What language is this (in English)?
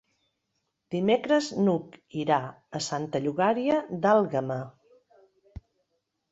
Catalan